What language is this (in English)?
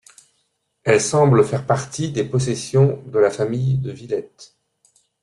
French